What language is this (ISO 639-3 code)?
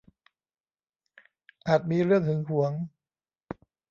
tha